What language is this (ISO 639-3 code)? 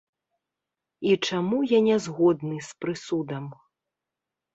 bel